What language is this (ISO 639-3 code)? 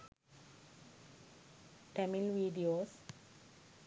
sin